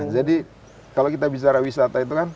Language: Indonesian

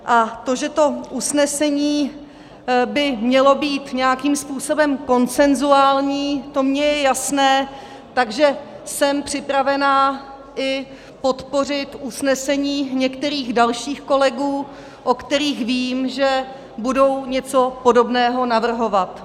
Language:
Czech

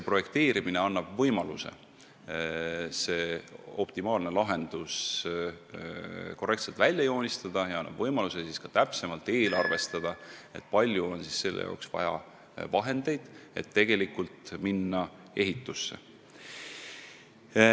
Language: Estonian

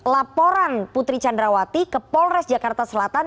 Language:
Indonesian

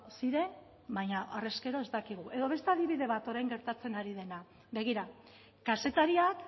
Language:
Basque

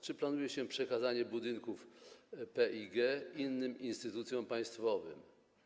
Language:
Polish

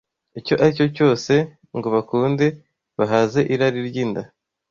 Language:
Kinyarwanda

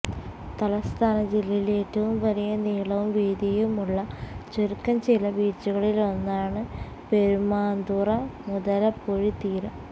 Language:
Malayalam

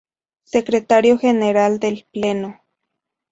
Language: Spanish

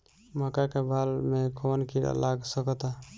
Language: Bhojpuri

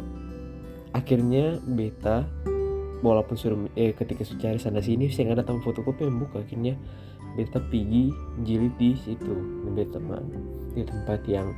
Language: Indonesian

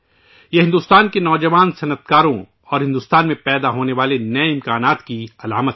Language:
Urdu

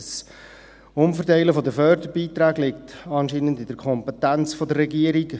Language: Swiss German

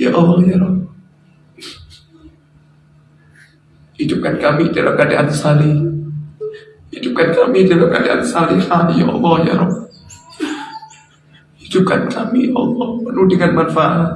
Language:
Indonesian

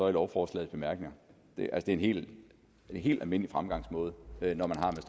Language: Danish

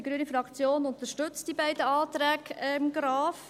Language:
Swiss German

